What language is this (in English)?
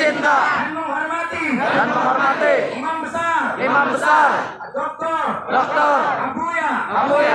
Indonesian